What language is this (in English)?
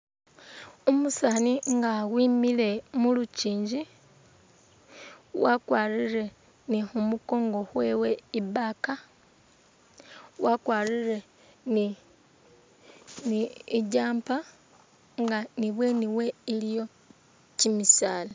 Masaaba